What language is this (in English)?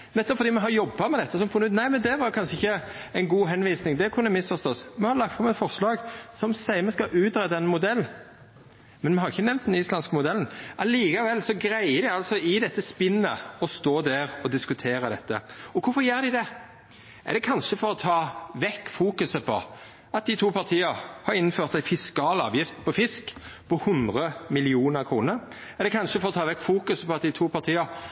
Norwegian Nynorsk